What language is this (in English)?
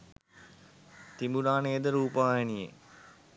Sinhala